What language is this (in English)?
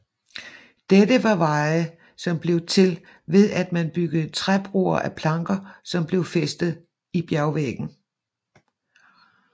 Danish